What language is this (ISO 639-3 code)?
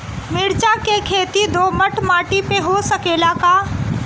bho